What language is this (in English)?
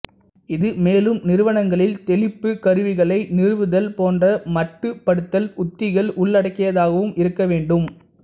Tamil